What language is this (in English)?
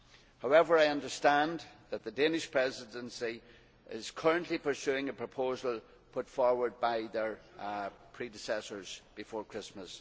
English